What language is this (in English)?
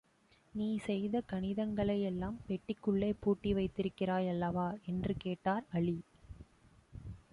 Tamil